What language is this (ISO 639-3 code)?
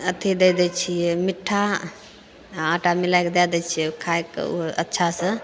mai